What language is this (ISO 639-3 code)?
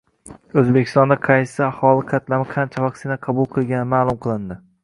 uzb